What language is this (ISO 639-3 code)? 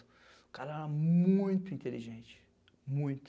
por